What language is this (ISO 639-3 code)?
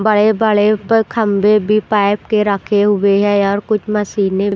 hin